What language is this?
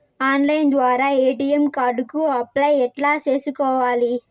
Telugu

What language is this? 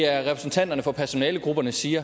Danish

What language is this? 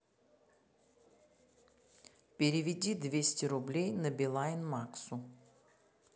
Russian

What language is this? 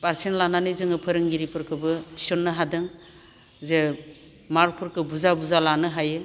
Bodo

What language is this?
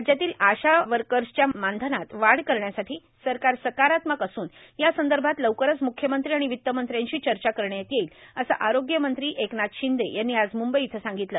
Marathi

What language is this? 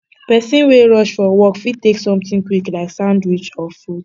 Nigerian Pidgin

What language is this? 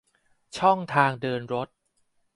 Thai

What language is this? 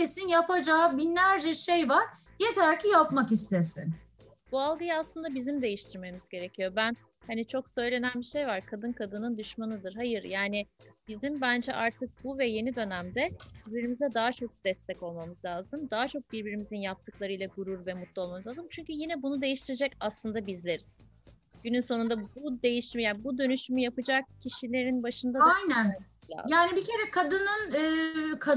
Turkish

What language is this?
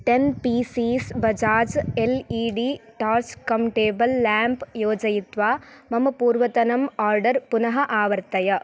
Sanskrit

